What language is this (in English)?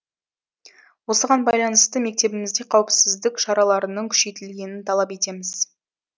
Kazakh